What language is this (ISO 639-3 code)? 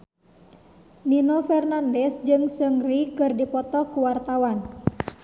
sun